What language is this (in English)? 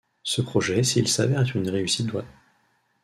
French